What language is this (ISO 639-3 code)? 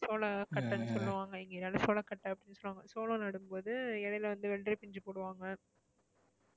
tam